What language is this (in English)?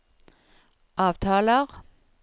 Norwegian